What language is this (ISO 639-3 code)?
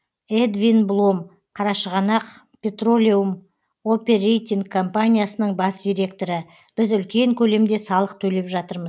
kaz